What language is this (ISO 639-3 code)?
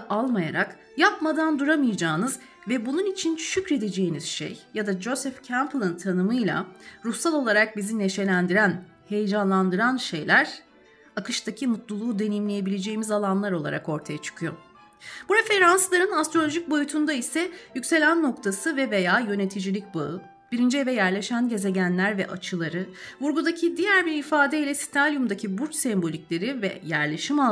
tur